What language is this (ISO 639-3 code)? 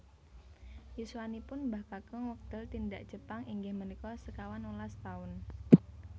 jav